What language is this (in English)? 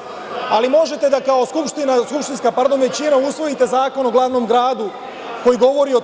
Serbian